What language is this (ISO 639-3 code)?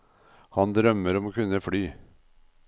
nor